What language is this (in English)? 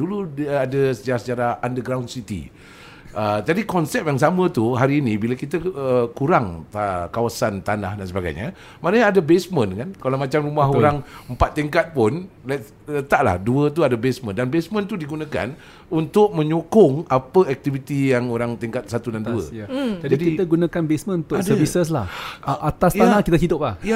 Malay